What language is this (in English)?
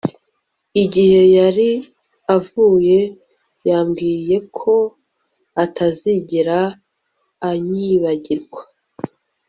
Kinyarwanda